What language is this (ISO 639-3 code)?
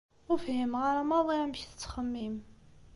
kab